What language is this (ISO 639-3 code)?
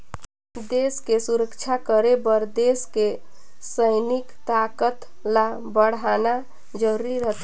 hne